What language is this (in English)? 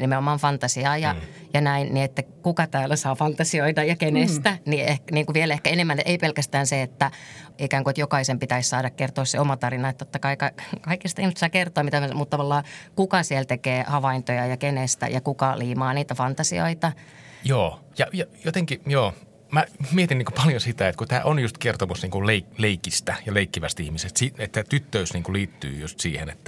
Finnish